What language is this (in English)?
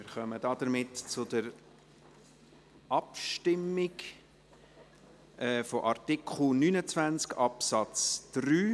Swiss German